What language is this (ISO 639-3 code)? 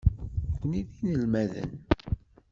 kab